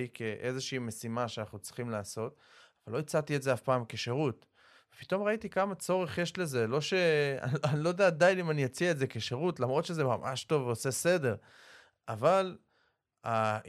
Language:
Hebrew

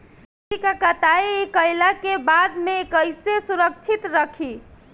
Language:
Bhojpuri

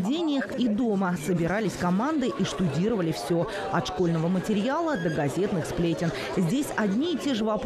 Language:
Russian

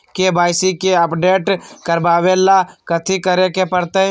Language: Magahi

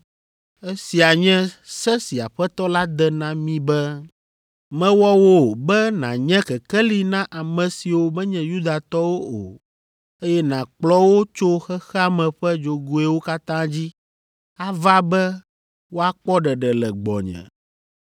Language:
Ewe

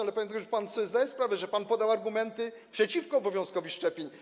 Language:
Polish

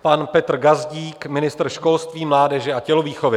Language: Czech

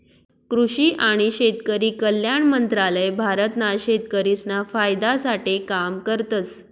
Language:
Marathi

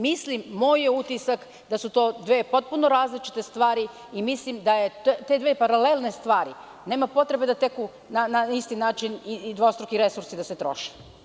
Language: Serbian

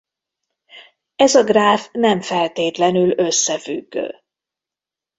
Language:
Hungarian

